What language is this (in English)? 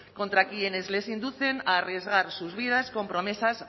Spanish